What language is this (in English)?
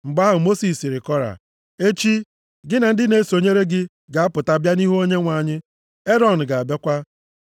Igbo